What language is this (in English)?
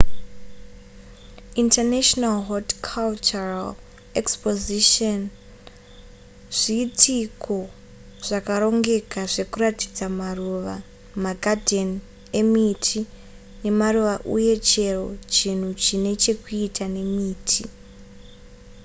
Shona